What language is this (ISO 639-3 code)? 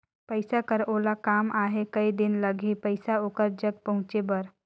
hne